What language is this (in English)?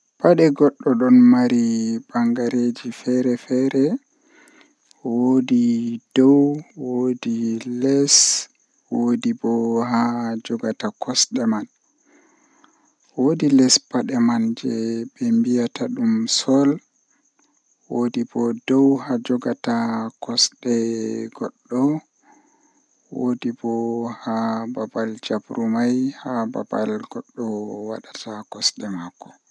Western Niger Fulfulde